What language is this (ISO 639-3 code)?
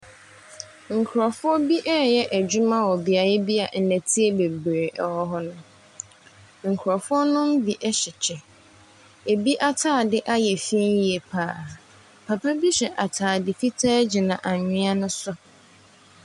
aka